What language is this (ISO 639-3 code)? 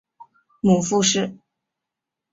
zho